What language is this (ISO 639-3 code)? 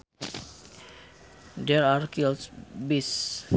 sun